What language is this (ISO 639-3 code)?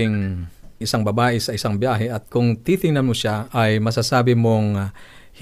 fil